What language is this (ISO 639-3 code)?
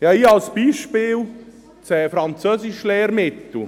gsw